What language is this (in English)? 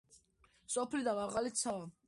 Georgian